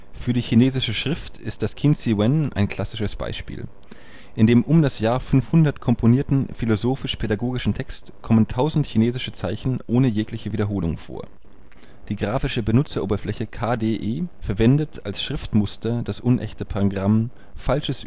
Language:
German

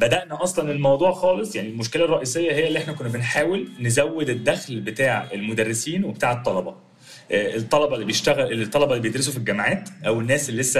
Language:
Arabic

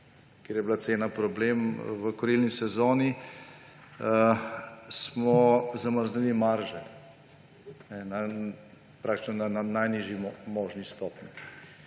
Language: Slovenian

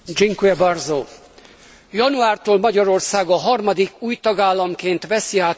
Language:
Hungarian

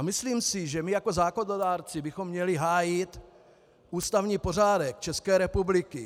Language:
Czech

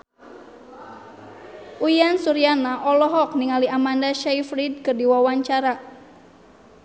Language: Sundanese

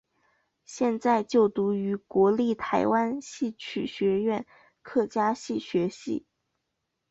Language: Chinese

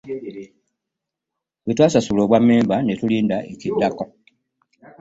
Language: Ganda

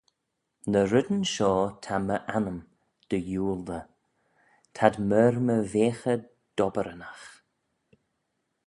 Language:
Manx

